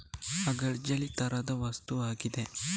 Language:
Kannada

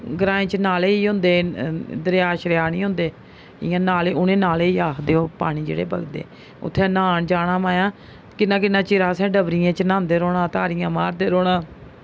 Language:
Dogri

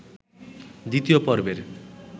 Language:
Bangla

